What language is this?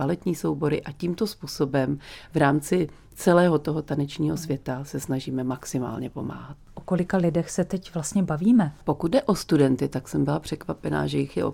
Czech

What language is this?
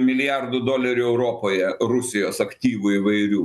Lithuanian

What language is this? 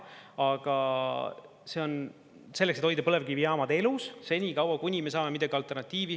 Estonian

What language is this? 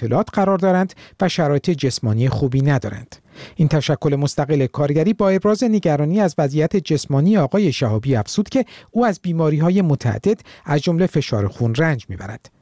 Persian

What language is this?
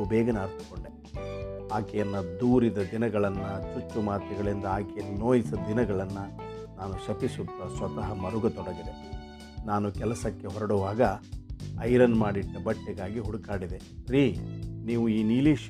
Kannada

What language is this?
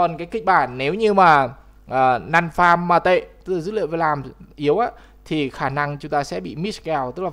Vietnamese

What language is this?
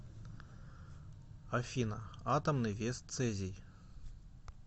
Russian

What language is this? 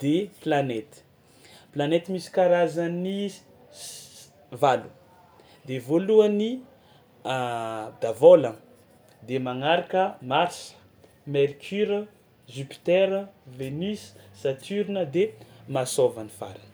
Tsimihety Malagasy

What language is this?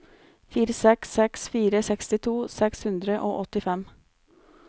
Norwegian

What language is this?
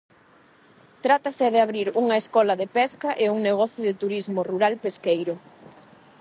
Galician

